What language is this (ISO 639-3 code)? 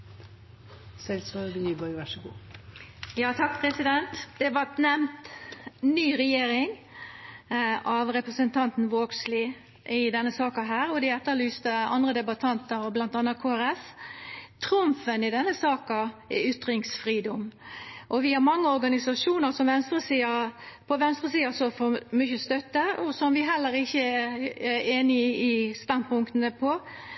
nor